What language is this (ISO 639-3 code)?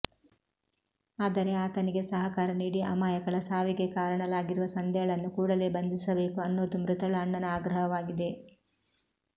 kan